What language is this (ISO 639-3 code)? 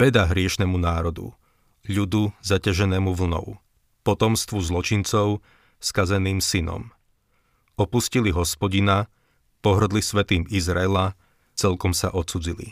slk